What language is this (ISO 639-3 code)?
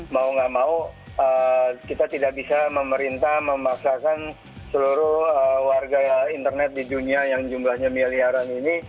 ind